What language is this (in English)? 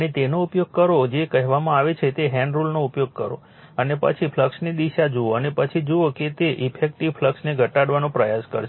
Gujarati